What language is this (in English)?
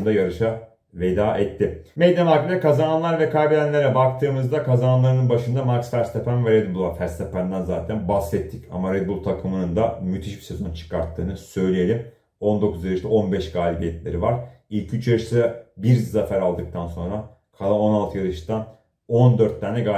Turkish